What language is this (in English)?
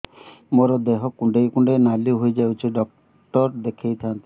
Odia